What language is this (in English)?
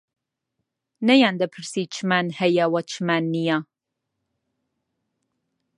Central Kurdish